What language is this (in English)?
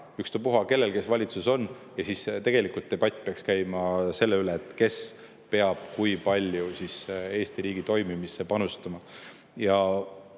Estonian